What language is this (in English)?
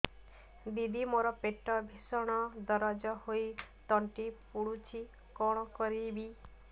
Odia